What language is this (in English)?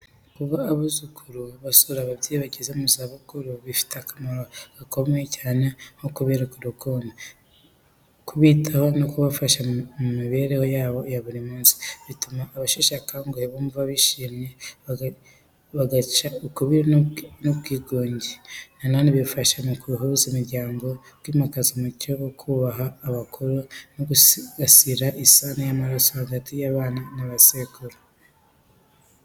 Kinyarwanda